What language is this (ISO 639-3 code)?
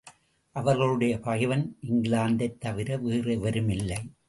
tam